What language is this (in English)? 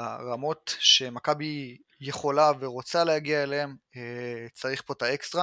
Hebrew